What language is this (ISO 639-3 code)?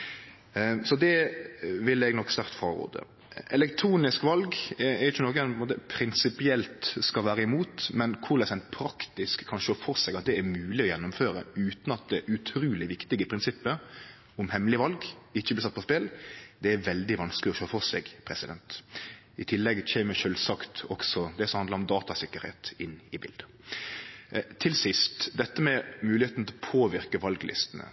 nno